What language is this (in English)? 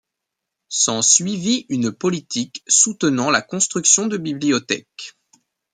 French